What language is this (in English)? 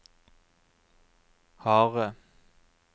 Norwegian